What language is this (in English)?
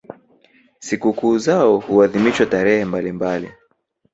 Swahili